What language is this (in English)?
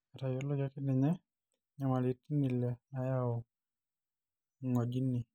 Masai